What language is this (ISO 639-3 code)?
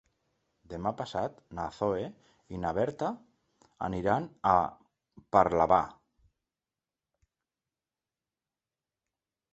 cat